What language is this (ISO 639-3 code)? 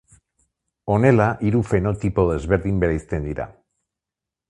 eus